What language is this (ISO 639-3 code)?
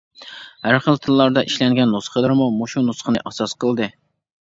uig